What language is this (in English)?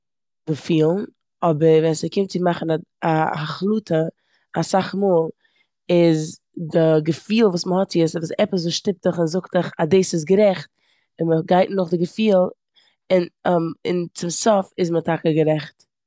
Yiddish